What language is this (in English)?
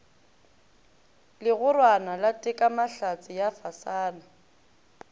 Northern Sotho